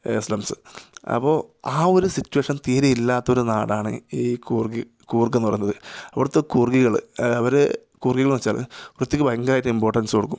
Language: Malayalam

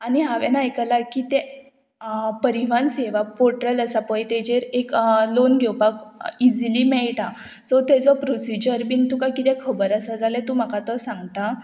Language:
Konkani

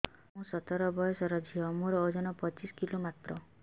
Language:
Odia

